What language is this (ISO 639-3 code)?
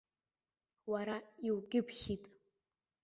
abk